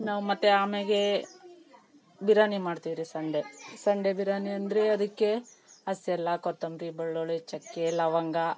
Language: Kannada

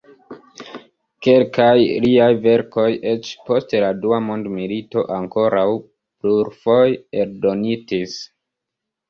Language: Esperanto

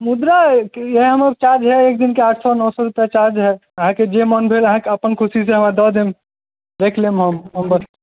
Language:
Maithili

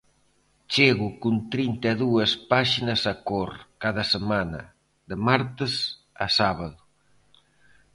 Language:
Galician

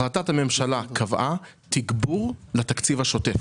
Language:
Hebrew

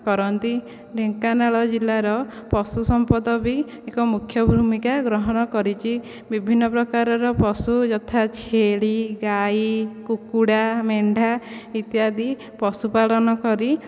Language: Odia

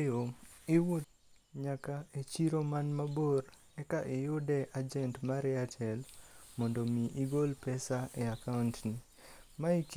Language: Luo (Kenya and Tanzania)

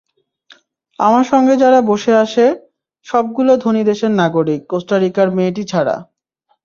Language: Bangla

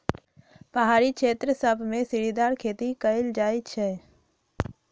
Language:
Magahi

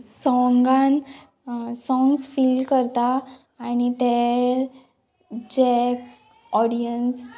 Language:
Konkani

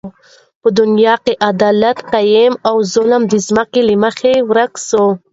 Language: Pashto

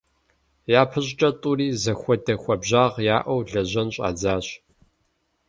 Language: Kabardian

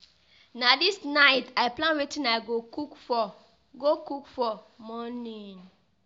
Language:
Nigerian Pidgin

